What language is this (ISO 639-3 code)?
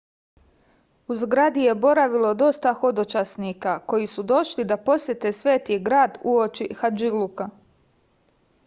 srp